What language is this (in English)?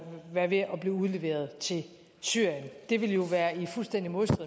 Danish